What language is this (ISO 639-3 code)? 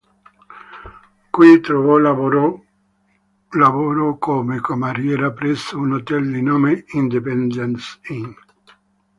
ita